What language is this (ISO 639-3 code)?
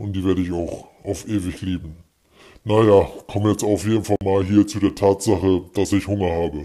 deu